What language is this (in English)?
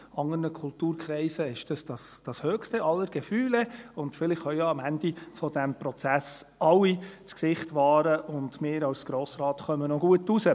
Swiss German